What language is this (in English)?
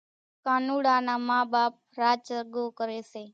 Kachi Koli